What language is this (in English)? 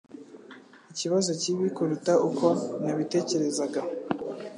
Kinyarwanda